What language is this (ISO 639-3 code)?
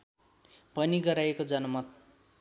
nep